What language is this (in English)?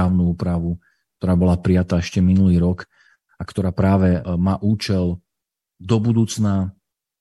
Slovak